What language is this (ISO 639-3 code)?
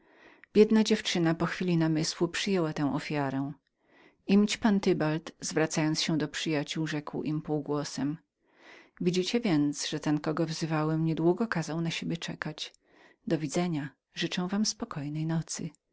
pol